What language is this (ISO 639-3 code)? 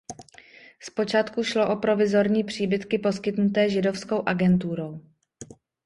ces